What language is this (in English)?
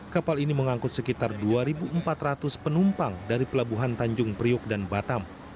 Indonesian